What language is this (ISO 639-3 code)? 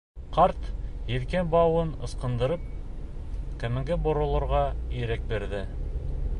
bak